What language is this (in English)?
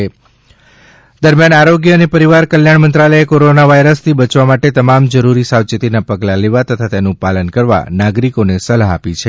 Gujarati